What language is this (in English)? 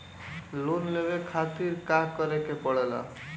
Bhojpuri